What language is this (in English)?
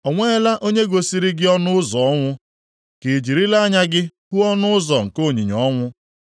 Igbo